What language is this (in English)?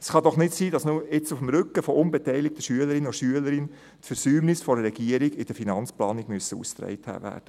Swiss German